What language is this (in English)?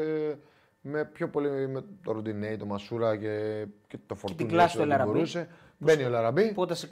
Greek